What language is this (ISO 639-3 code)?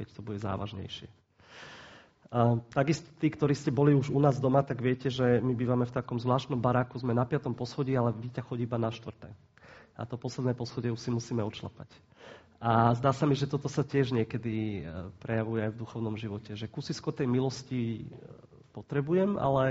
slk